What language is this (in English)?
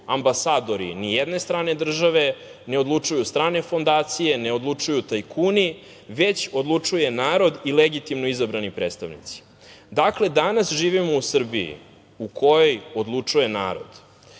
Serbian